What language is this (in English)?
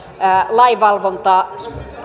Finnish